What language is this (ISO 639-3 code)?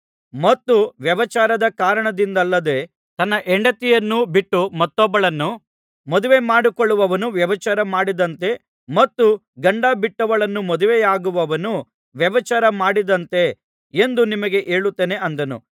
kan